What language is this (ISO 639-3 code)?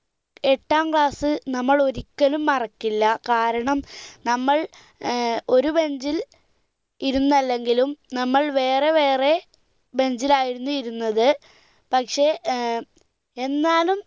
mal